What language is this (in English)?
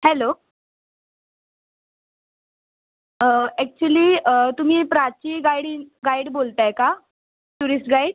Marathi